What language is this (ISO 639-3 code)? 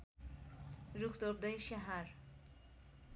nep